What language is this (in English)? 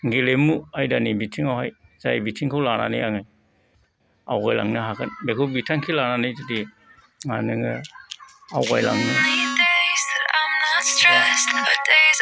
Bodo